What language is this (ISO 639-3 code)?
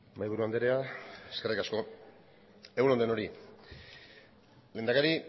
eus